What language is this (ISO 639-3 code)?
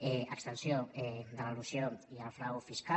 cat